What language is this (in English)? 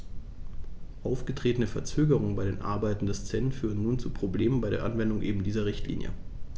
German